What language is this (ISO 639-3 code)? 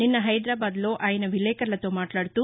tel